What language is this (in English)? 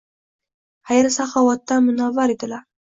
Uzbek